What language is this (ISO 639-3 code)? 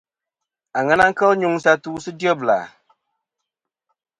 bkm